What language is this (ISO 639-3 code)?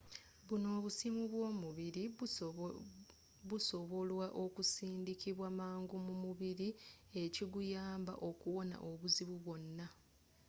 lug